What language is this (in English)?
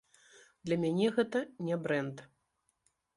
Belarusian